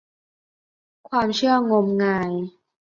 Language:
Thai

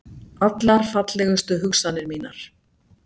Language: Icelandic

